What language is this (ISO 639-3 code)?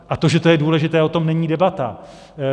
ces